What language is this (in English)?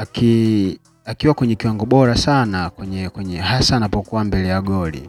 Swahili